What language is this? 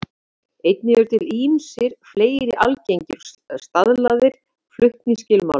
Icelandic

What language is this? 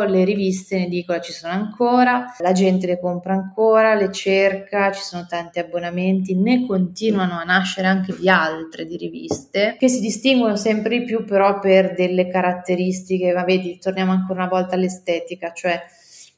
Italian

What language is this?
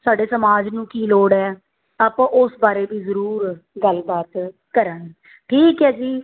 Punjabi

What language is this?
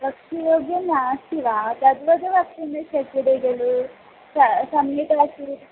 Sanskrit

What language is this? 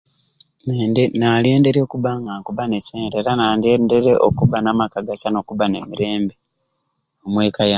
Ruuli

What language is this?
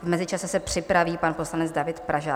Czech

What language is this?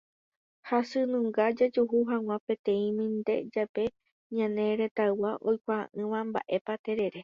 Guarani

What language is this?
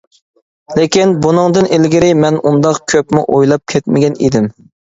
Uyghur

